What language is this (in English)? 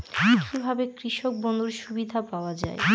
Bangla